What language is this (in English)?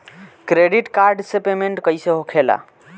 Bhojpuri